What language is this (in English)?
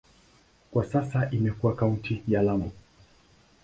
Swahili